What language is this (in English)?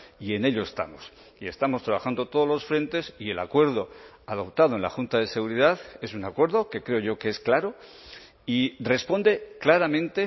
Spanish